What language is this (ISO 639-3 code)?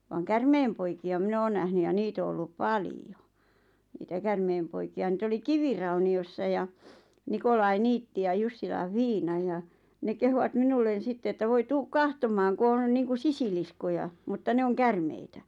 fin